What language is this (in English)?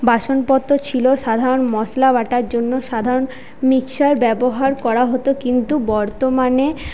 Bangla